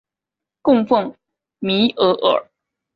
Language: Chinese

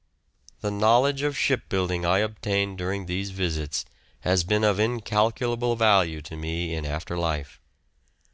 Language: English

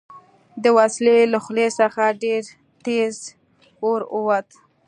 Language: Pashto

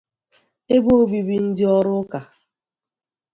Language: Igbo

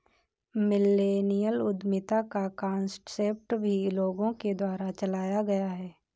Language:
Hindi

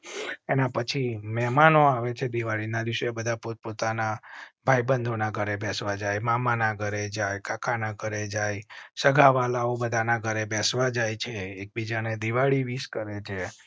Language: Gujarati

